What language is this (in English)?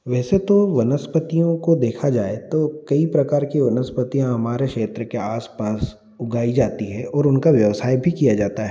Hindi